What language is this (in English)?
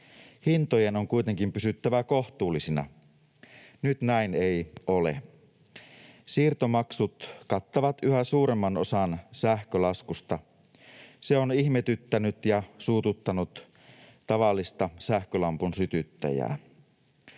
Finnish